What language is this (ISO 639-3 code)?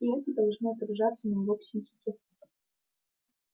rus